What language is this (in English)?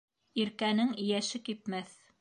Bashkir